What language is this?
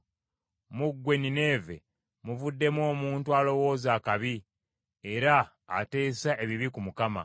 Ganda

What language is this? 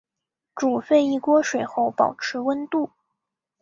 Chinese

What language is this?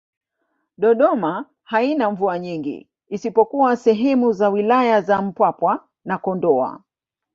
Swahili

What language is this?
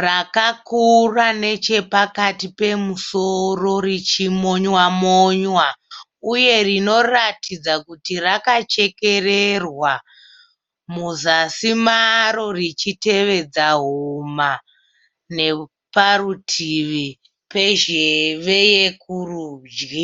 Shona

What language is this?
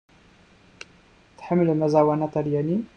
Kabyle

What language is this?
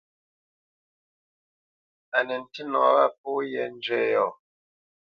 Bamenyam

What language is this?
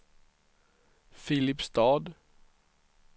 Swedish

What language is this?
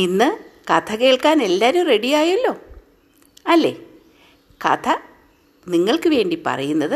Malayalam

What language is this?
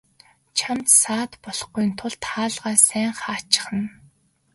Mongolian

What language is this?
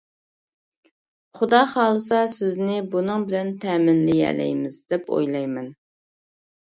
Uyghur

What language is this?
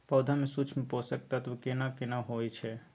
Maithili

